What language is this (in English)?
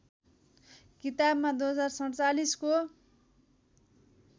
Nepali